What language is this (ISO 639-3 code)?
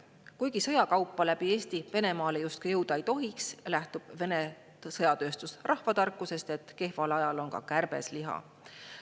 est